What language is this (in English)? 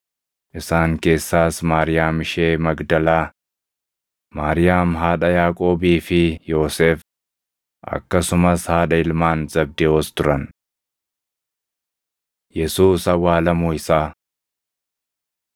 Oromo